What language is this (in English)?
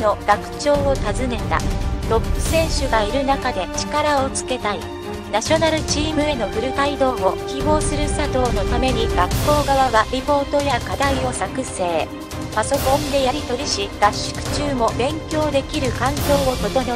Japanese